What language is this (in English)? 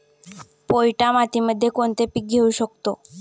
Marathi